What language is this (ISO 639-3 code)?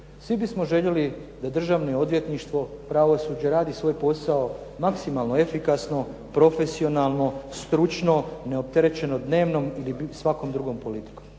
hrv